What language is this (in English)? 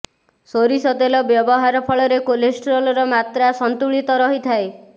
Odia